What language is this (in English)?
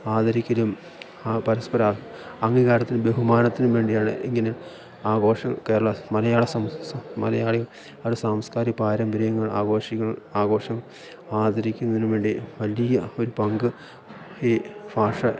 Malayalam